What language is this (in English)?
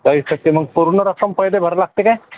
Marathi